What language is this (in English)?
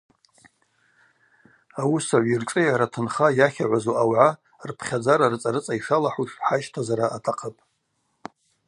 Abaza